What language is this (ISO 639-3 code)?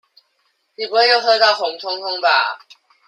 zho